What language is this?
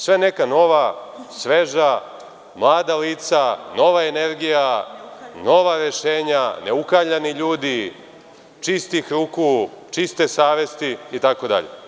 Serbian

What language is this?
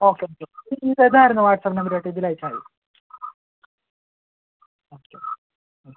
Malayalam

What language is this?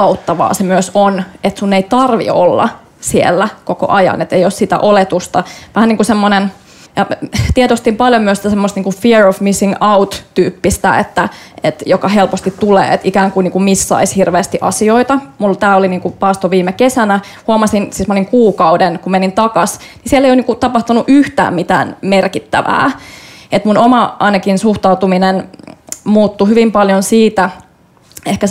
Finnish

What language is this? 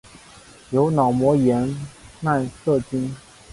Chinese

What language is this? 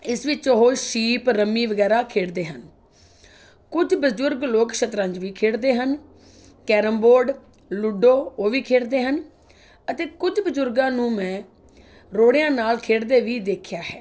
Punjabi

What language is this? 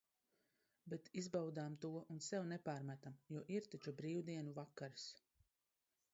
Latvian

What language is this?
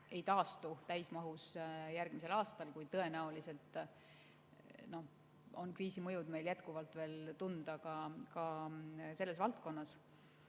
Estonian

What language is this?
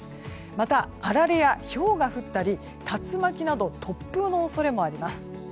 Japanese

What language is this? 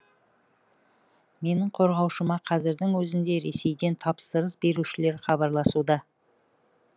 Kazakh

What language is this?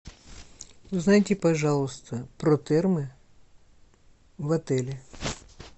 Russian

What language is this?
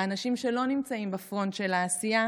Hebrew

